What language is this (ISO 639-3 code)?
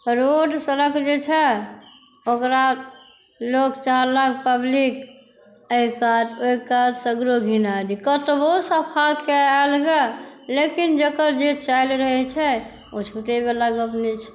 mai